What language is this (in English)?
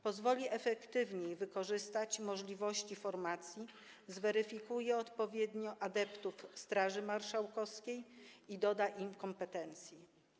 Polish